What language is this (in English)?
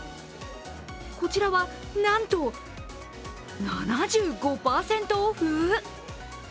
Japanese